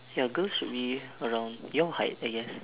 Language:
English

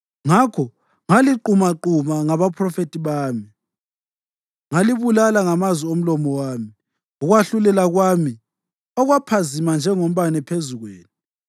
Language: North Ndebele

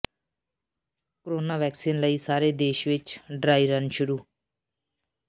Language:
Punjabi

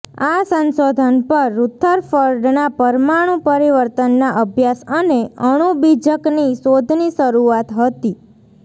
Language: Gujarati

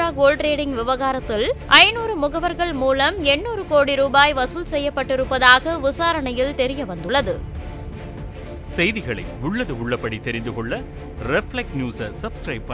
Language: Romanian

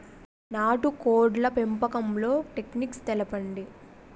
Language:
Telugu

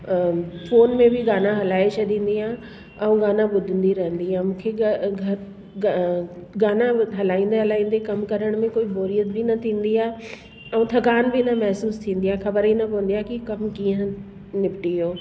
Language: Sindhi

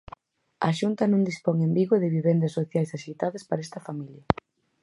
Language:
Galician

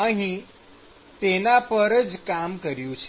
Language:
Gujarati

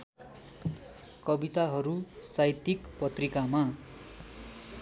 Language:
Nepali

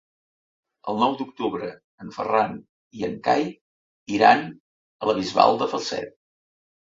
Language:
Catalan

